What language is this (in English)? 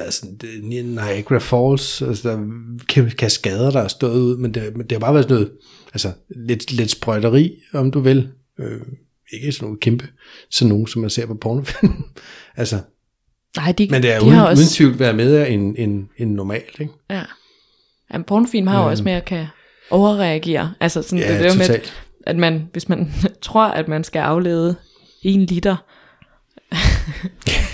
Danish